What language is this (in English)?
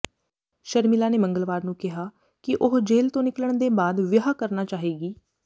Punjabi